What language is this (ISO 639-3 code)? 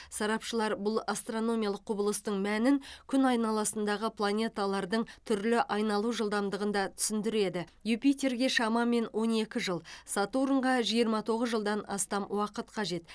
kaz